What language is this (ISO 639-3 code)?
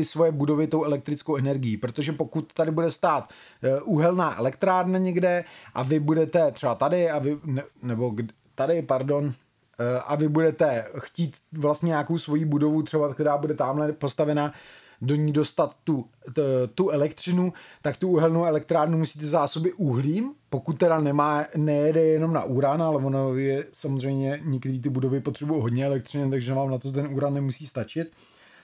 ces